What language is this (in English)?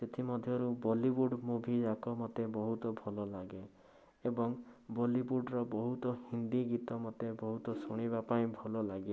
Odia